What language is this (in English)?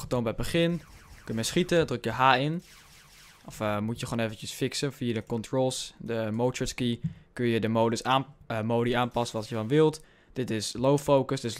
Dutch